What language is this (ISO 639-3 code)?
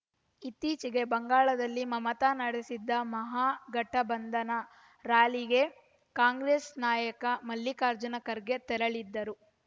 kan